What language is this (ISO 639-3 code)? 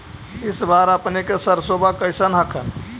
mag